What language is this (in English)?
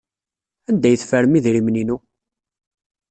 Kabyle